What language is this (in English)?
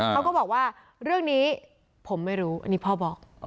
Thai